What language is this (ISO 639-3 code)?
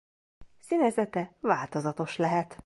hun